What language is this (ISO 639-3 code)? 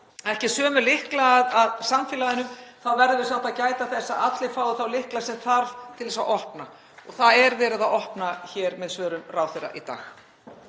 isl